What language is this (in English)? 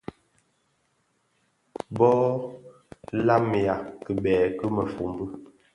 Bafia